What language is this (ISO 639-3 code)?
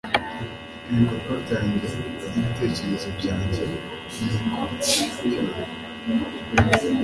kin